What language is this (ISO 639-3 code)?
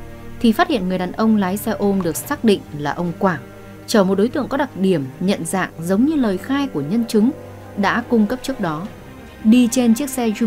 vie